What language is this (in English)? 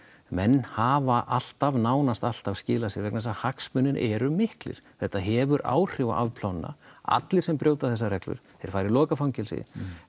Icelandic